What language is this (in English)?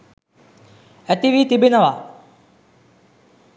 Sinhala